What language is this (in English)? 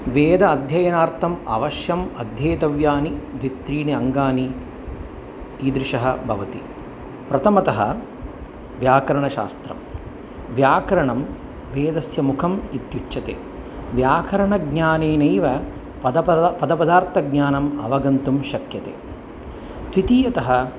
Sanskrit